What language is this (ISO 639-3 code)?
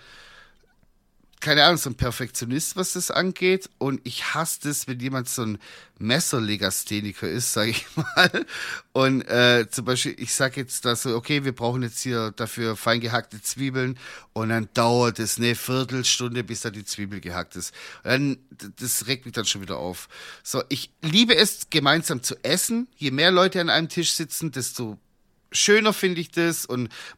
deu